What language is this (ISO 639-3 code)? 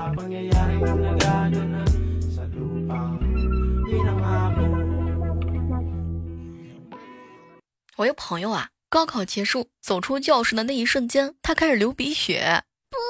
zho